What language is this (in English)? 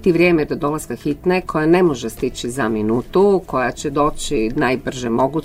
Croatian